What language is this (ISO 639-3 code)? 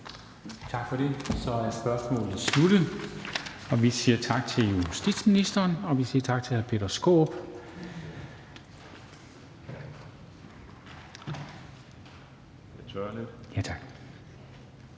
dan